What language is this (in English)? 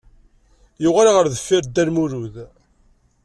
Kabyle